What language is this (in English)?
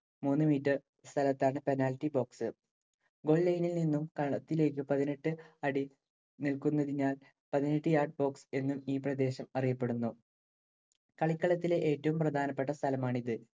Malayalam